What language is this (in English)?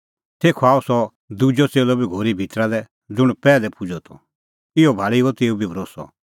Kullu Pahari